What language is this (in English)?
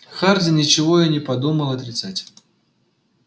Russian